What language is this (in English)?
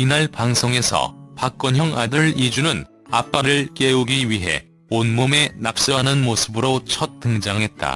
Korean